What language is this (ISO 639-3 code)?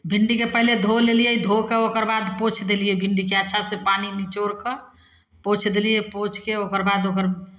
mai